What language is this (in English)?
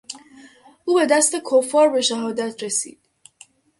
Persian